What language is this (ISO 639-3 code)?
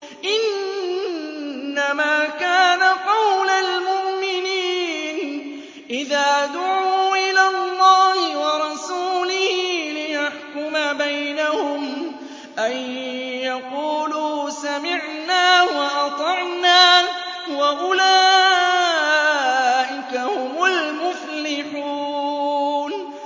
ara